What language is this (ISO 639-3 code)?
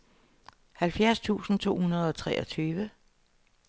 dan